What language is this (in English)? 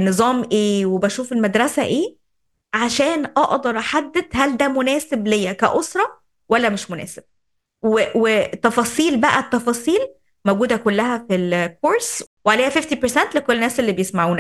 Arabic